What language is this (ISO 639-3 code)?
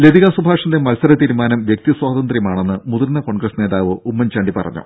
mal